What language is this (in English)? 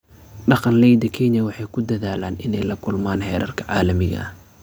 Somali